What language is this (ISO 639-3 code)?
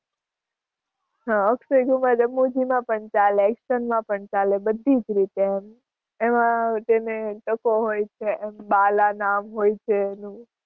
guj